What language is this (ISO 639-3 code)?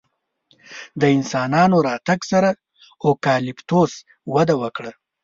pus